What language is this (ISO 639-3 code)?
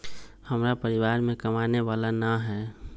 mag